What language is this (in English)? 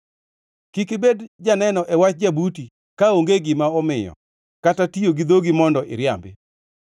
Luo (Kenya and Tanzania)